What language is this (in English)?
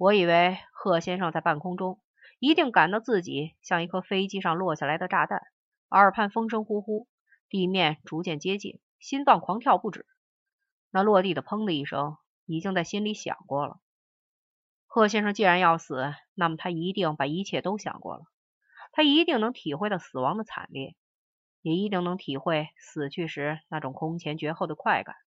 Chinese